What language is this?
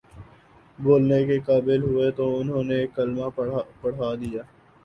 Urdu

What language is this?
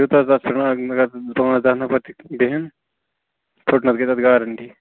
Kashmiri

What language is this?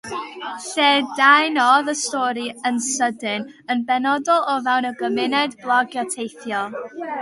Welsh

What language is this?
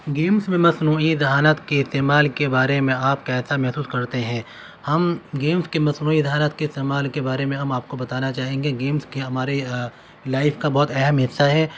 Urdu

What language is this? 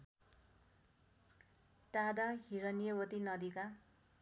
Nepali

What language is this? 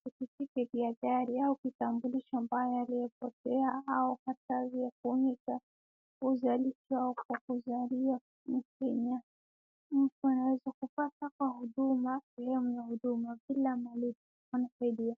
Swahili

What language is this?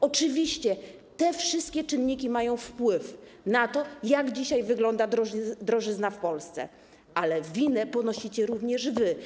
Polish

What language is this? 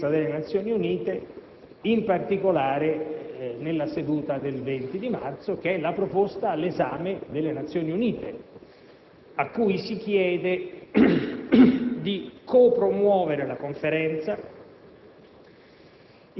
Italian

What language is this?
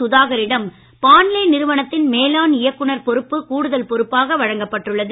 Tamil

